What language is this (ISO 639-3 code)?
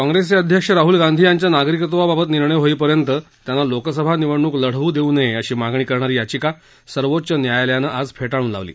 mar